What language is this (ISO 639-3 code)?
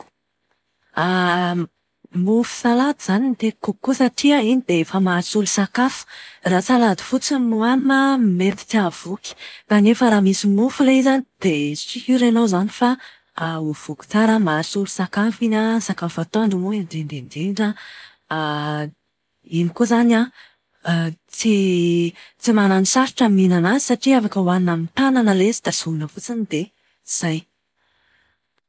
mlg